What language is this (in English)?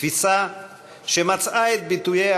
Hebrew